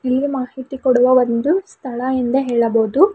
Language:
Kannada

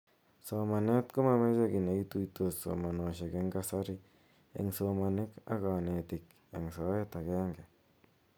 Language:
Kalenjin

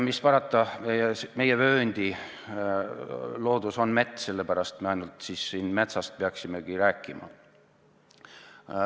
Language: Estonian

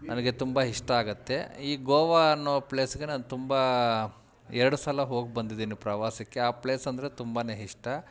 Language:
Kannada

